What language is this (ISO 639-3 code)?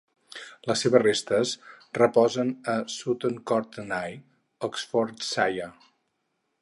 cat